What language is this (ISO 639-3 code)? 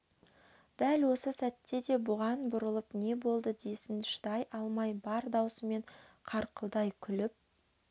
kaz